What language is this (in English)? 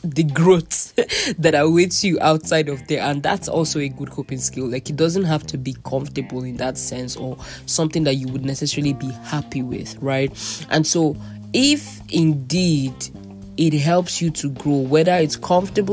English